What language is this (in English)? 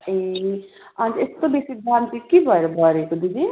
Nepali